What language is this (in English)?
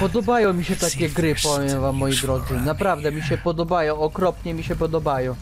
Polish